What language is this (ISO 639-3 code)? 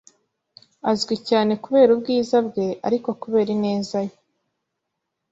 kin